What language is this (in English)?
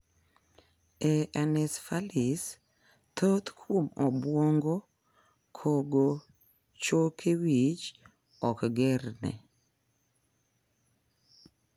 Luo (Kenya and Tanzania)